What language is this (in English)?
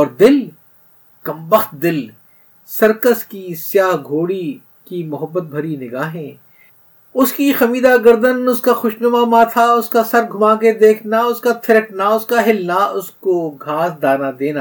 Urdu